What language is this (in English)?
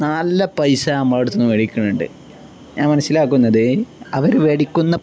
Malayalam